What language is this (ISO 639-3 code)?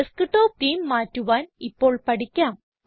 mal